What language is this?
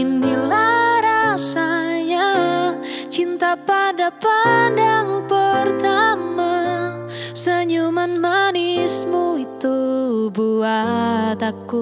Indonesian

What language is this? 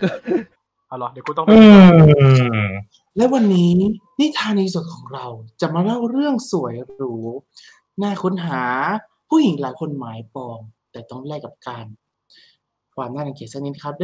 Thai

